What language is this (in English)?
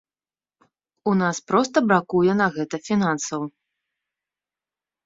Belarusian